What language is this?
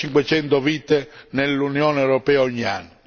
Italian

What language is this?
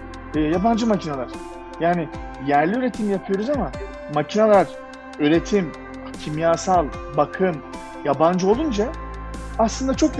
Turkish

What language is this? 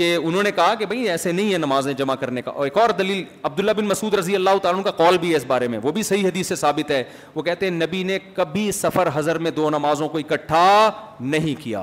Urdu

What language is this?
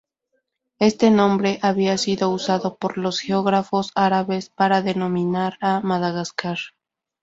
Spanish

